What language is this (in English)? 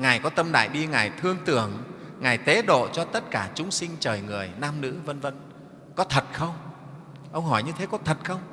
Vietnamese